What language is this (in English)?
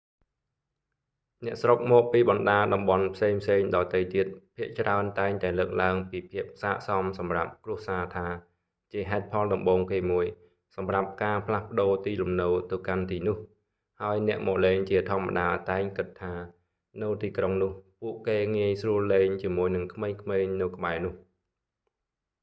Khmer